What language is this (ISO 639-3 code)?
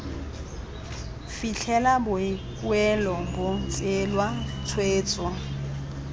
tsn